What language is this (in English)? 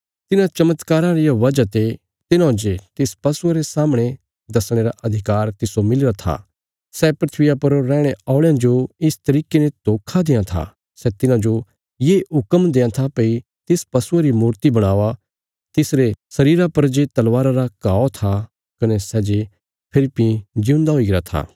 Bilaspuri